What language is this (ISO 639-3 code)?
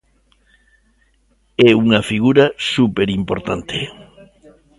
glg